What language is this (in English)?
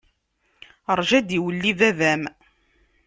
Kabyle